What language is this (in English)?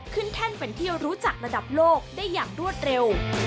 Thai